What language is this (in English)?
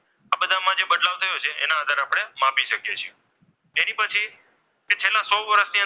Gujarati